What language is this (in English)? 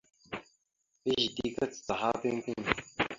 Mada (Cameroon)